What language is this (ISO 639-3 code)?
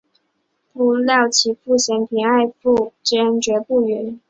zho